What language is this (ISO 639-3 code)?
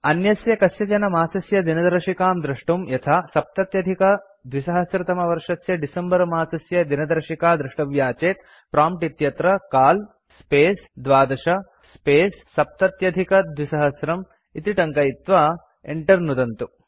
san